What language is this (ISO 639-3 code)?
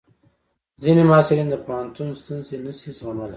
pus